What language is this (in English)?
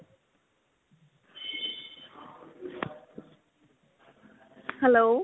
Punjabi